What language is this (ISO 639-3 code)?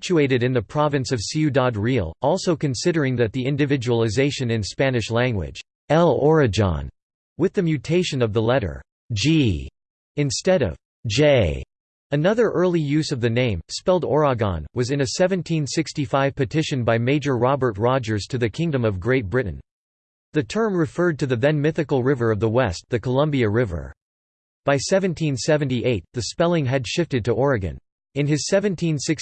eng